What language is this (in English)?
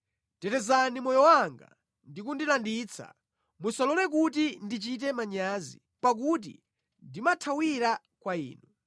Nyanja